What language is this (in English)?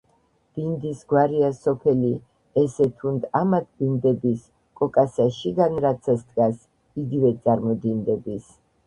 Georgian